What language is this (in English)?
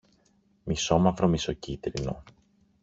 Greek